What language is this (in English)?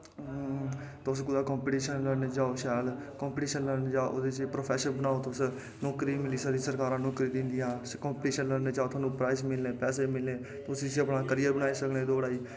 Dogri